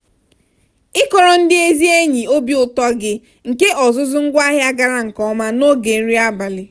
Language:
Igbo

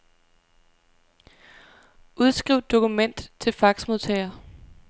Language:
Danish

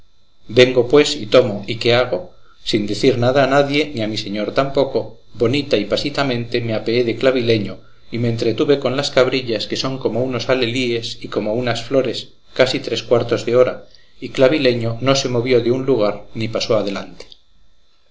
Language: Spanish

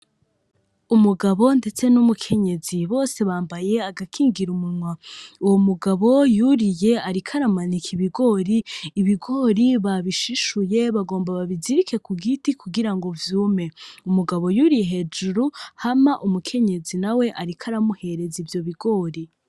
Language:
Rundi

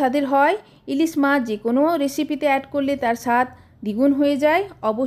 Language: Bangla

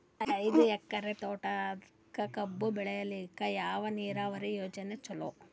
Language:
Kannada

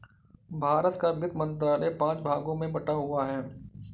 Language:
Hindi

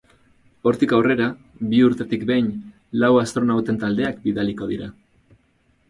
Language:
Basque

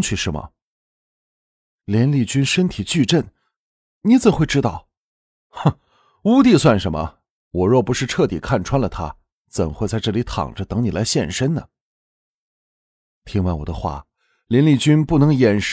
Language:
Chinese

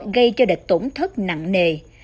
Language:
Vietnamese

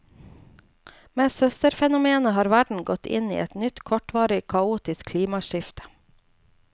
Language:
Norwegian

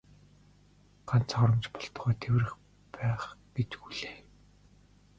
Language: Mongolian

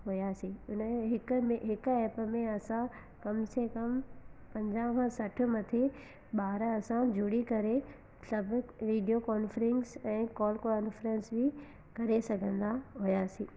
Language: Sindhi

